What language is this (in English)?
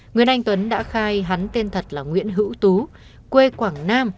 Vietnamese